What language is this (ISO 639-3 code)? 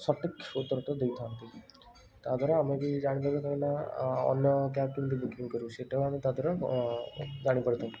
ori